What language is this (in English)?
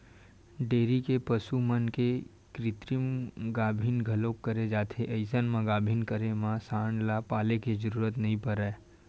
Chhattisgarhi